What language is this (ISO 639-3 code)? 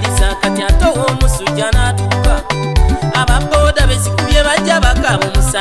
ron